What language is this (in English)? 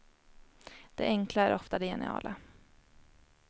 Swedish